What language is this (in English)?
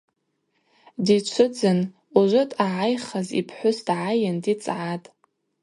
Abaza